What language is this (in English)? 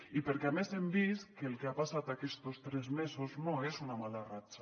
Catalan